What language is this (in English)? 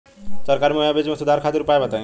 Bhojpuri